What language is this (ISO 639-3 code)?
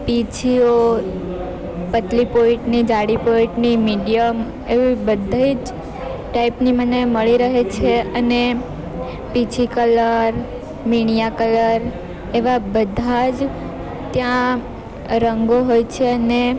guj